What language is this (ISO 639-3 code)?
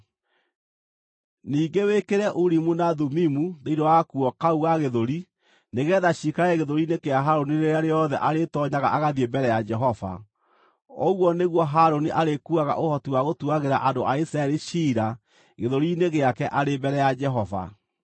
kik